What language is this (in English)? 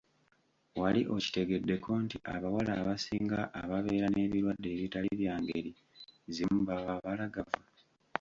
Ganda